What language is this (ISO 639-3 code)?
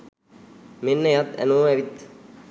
sin